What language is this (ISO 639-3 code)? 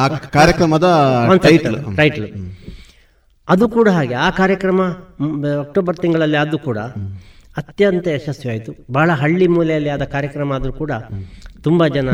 kan